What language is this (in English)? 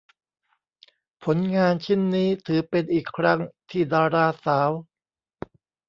Thai